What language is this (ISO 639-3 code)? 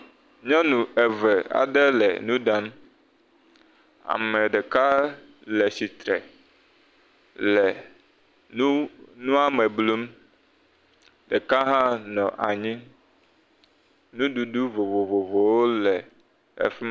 ewe